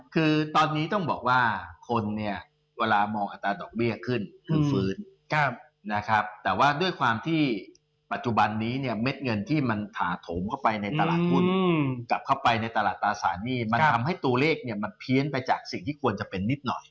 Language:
Thai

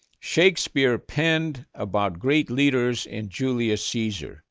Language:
English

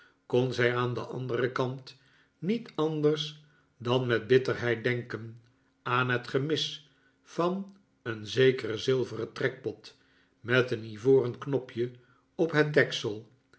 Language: Dutch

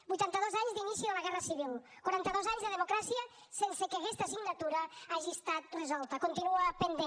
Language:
Catalan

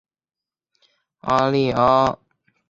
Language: Chinese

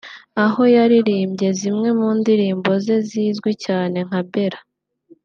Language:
Kinyarwanda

